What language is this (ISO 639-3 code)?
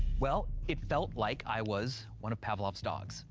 eng